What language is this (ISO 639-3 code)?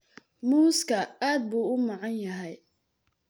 som